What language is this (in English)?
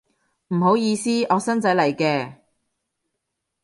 Cantonese